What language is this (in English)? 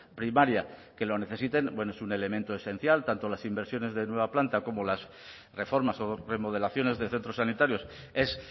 Spanish